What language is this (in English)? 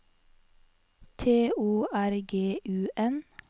Norwegian